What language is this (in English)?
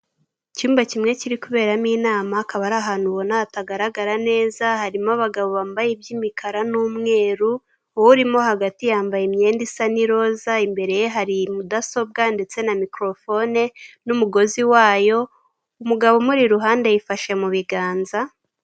Kinyarwanda